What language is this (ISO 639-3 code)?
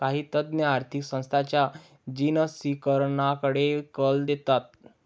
mar